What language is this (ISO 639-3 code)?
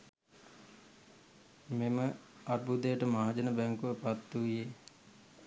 sin